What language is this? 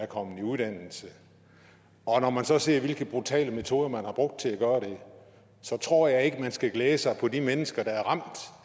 Danish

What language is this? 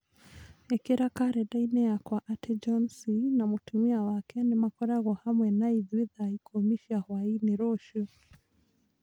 Kikuyu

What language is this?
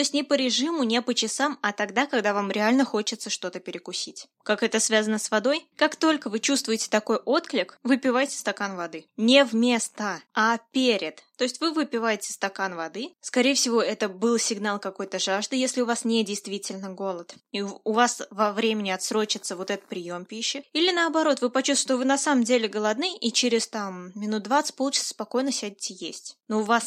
Russian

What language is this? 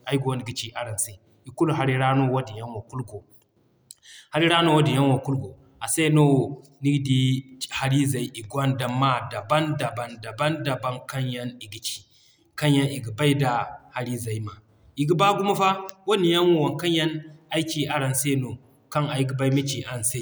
Zarma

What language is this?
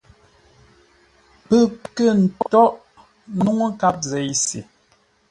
Ngombale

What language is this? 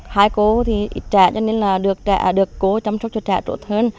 Vietnamese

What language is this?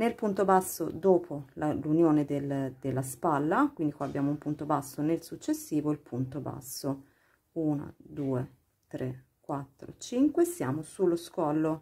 Italian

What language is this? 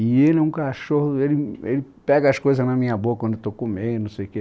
Portuguese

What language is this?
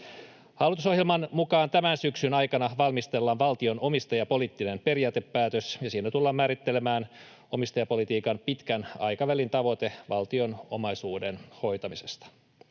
Finnish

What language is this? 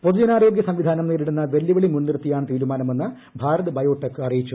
Malayalam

